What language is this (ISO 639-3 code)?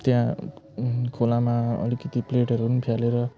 nep